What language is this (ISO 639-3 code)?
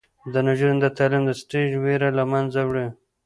pus